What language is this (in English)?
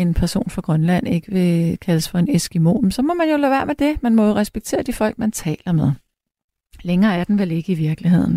Danish